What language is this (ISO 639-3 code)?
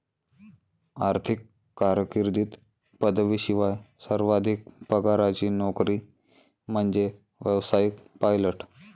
mar